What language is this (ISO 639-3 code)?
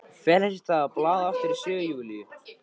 isl